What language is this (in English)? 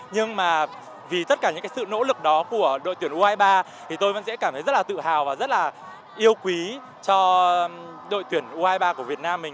Vietnamese